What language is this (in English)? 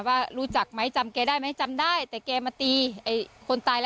Thai